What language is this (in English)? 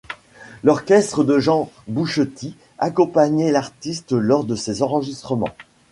French